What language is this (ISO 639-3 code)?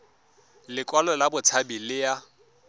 tsn